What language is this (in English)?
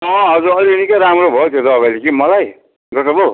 Nepali